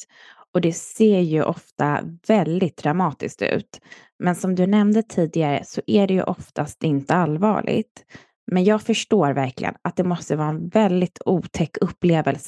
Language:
Swedish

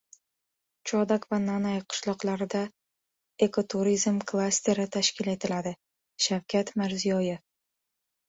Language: Uzbek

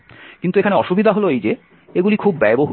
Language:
Bangla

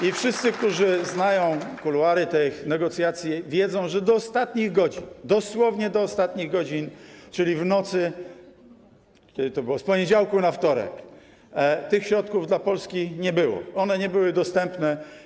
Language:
Polish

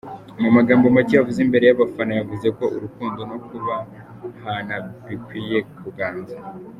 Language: Kinyarwanda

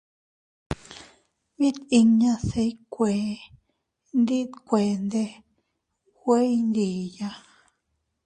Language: Teutila Cuicatec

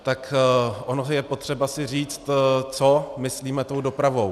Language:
Czech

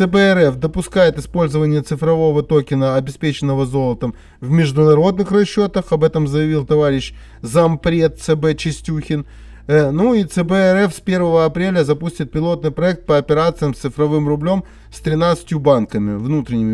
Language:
Russian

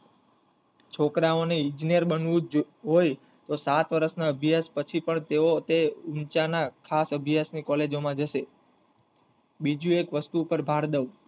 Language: Gujarati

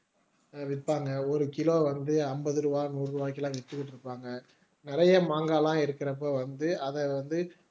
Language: Tamil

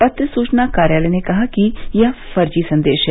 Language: Hindi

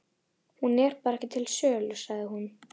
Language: Icelandic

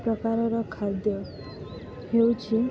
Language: Odia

